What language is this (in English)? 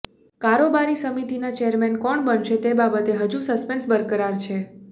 Gujarati